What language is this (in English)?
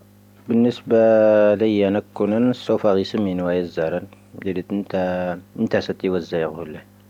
Tahaggart Tamahaq